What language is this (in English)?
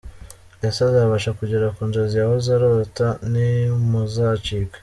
Kinyarwanda